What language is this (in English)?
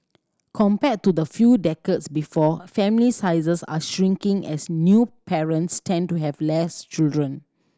English